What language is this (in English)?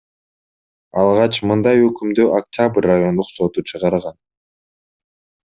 Kyrgyz